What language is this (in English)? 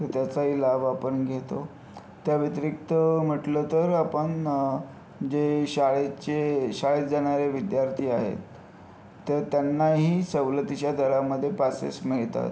Marathi